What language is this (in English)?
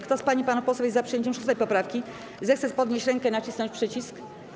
Polish